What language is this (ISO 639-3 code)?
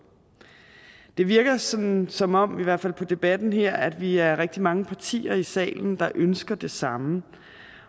dan